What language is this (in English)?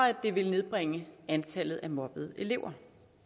Danish